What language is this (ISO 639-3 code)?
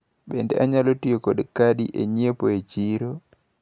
luo